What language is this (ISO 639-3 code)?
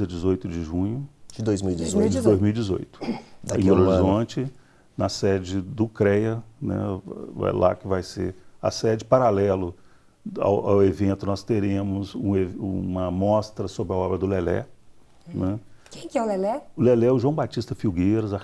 por